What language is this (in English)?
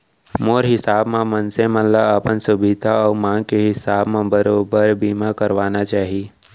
Chhattisgarhi